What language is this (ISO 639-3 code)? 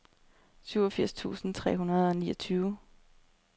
dan